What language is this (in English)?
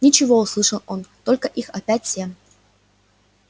Russian